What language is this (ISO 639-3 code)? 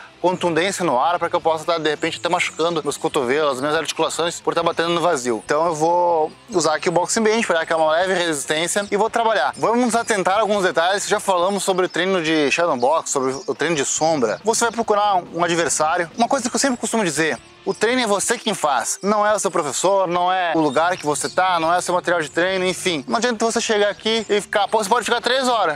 por